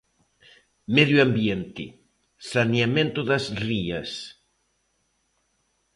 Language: Galician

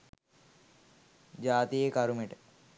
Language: Sinhala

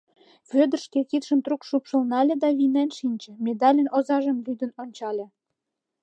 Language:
Mari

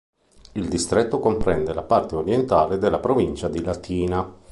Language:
Italian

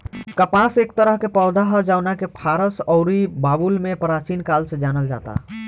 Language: Bhojpuri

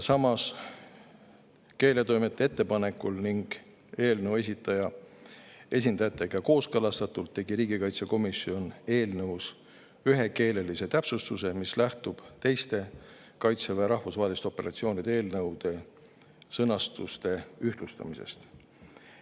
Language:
Estonian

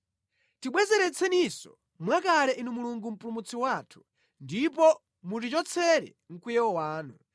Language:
Nyanja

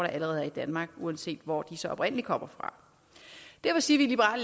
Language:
Danish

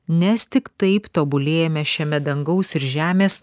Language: Lithuanian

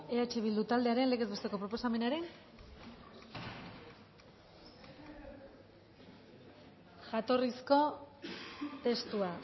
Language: Basque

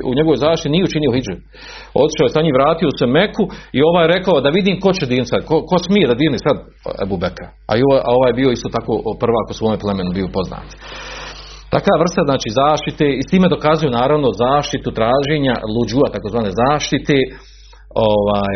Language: Croatian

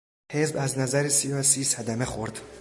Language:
Persian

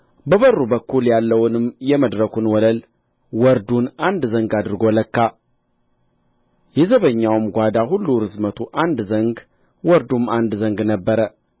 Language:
Amharic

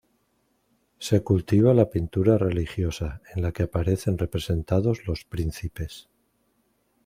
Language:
Spanish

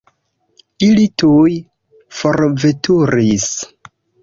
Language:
Esperanto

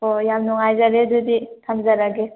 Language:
Manipuri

